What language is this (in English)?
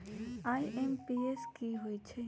Magahi